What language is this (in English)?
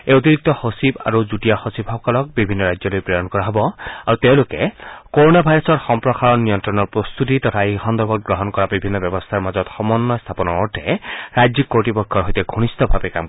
Assamese